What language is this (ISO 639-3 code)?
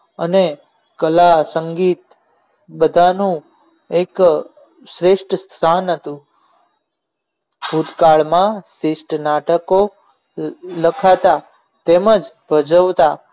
guj